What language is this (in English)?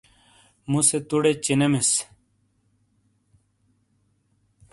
Shina